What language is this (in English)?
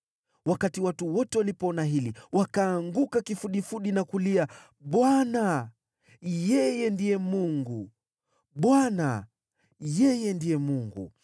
Swahili